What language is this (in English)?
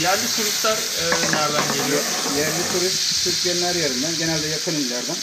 Turkish